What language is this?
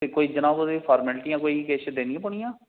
Dogri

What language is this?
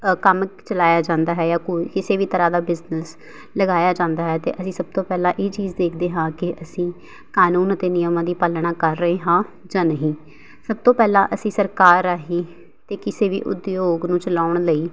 Punjabi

